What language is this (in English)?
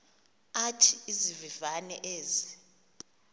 Xhosa